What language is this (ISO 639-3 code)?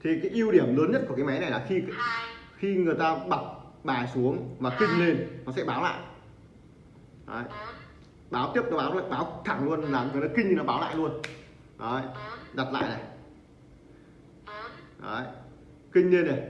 vie